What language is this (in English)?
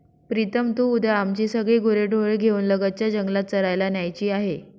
Marathi